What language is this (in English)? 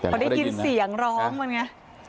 Thai